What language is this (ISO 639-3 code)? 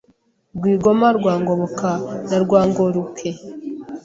kin